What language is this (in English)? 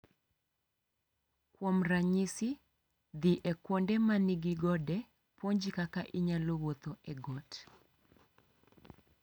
Luo (Kenya and Tanzania)